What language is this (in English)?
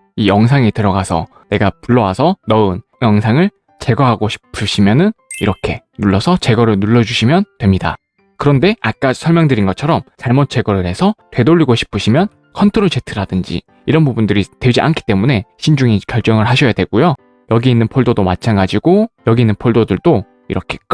Korean